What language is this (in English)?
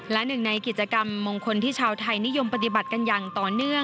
Thai